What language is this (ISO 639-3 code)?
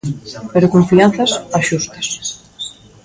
glg